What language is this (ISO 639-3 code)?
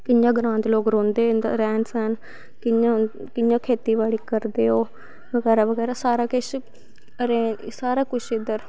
doi